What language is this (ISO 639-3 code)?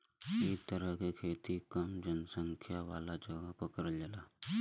bho